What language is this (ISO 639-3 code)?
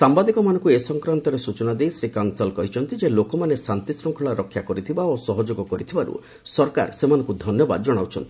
ori